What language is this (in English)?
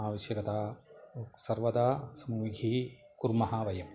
Sanskrit